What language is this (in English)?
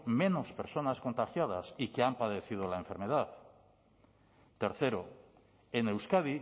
Spanish